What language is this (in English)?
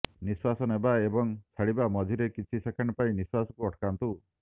Odia